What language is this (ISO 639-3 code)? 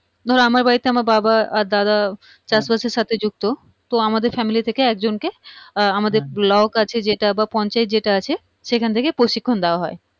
ben